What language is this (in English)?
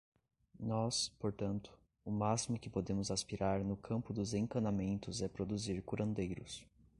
Portuguese